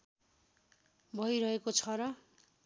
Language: Nepali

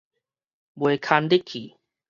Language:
Min Nan Chinese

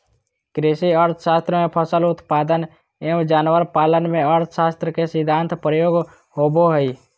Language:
Magahi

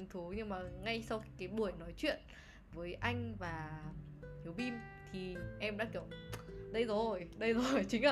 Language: Vietnamese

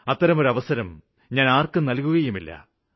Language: Malayalam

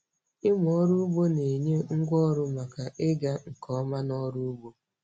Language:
Igbo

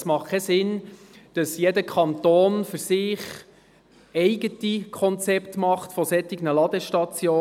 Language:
Swiss German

